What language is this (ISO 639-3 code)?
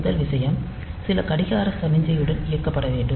tam